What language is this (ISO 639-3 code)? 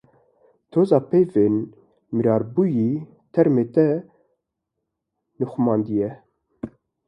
kur